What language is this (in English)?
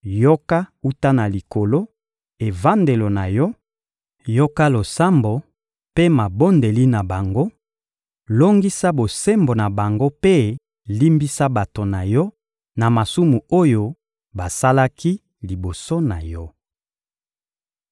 Lingala